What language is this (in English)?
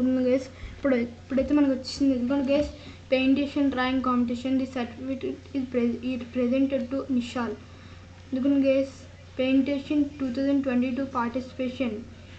Telugu